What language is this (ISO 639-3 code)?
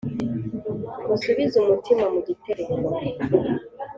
kin